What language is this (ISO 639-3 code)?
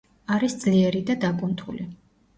kat